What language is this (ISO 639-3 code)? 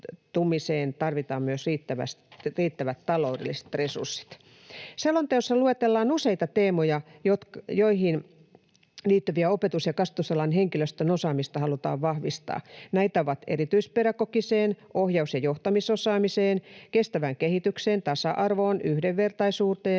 fin